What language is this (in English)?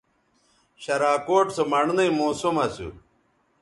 Bateri